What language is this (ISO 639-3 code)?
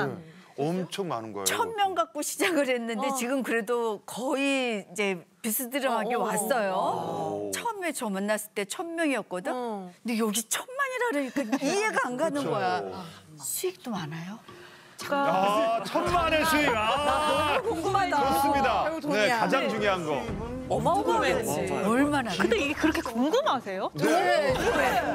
kor